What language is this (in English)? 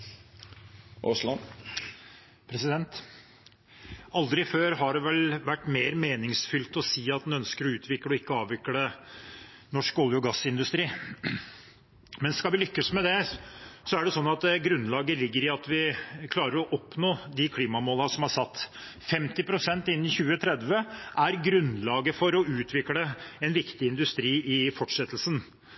Norwegian Bokmål